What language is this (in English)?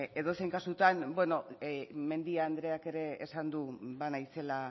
Basque